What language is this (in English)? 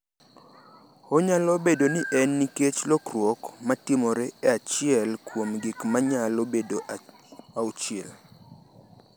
Luo (Kenya and Tanzania)